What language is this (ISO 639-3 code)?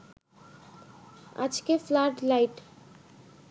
ben